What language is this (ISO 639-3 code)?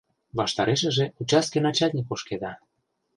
chm